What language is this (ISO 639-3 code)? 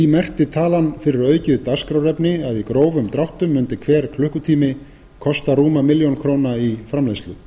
isl